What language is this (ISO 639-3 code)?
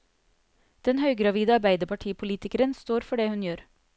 nor